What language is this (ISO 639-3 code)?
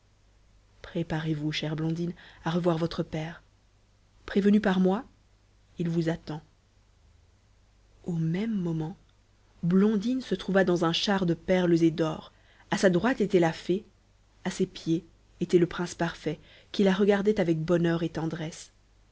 fra